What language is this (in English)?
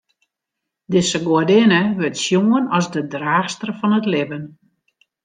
Western Frisian